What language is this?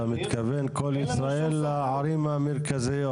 Hebrew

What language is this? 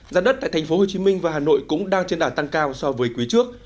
Vietnamese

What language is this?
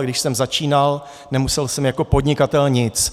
Czech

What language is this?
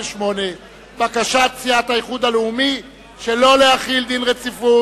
Hebrew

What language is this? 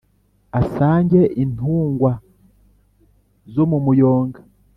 Kinyarwanda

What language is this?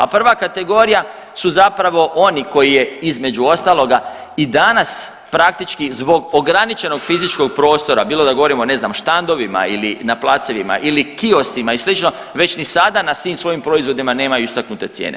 Croatian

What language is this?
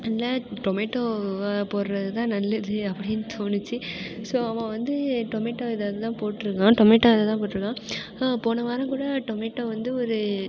Tamil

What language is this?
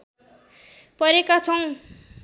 Nepali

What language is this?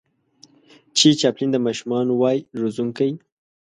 Pashto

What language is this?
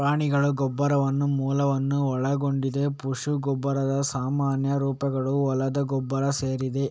Kannada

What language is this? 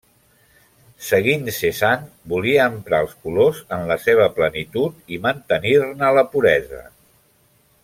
Catalan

